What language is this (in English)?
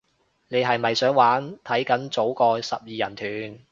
Cantonese